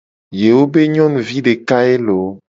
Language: Gen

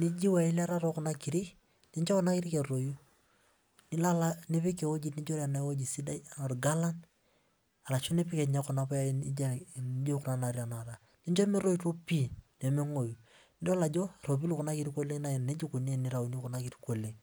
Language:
Masai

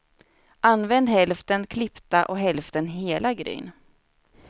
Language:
Swedish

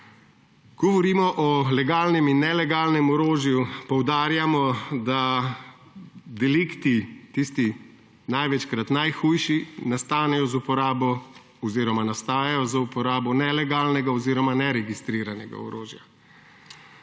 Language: Slovenian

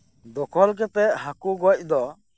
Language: Santali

